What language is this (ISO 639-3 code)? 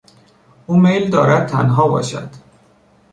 fas